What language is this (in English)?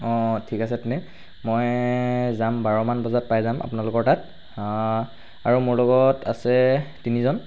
Assamese